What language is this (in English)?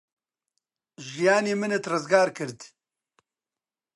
Central Kurdish